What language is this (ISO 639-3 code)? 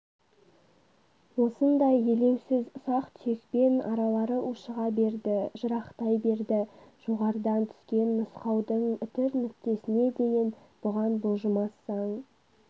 kaz